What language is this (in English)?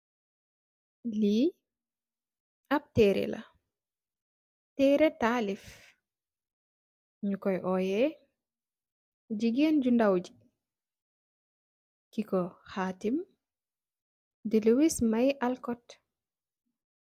Wolof